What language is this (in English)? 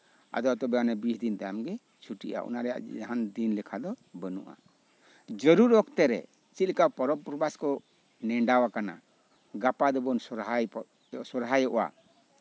Santali